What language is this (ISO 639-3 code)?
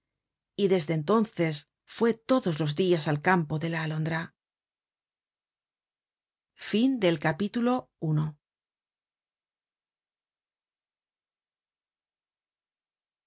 spa